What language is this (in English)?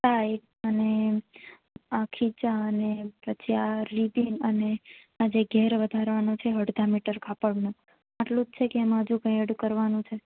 Gujarati